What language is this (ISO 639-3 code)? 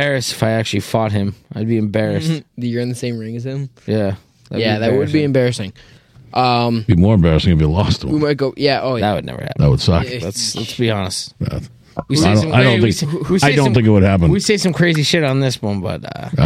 eng